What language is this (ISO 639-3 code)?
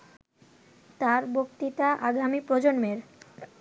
ben